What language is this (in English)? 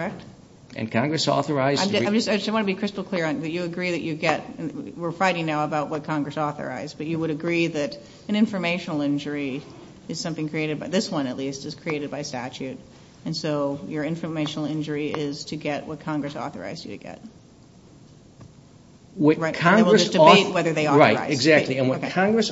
English